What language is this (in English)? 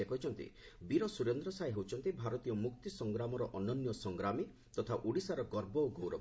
Odia